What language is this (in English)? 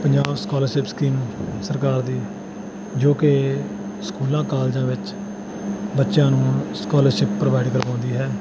Punjabi